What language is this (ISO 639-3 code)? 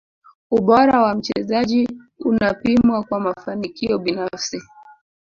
swa